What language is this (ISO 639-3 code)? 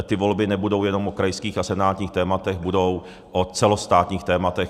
ces